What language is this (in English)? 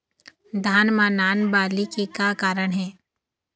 Chhattisgarhi